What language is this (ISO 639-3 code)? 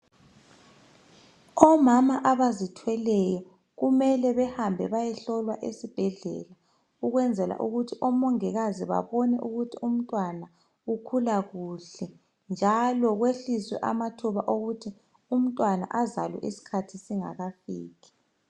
nde